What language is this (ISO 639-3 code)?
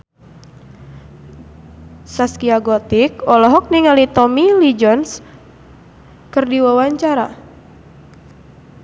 sun